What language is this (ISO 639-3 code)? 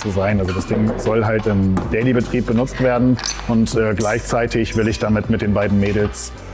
deu